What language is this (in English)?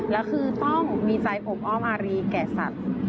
Thai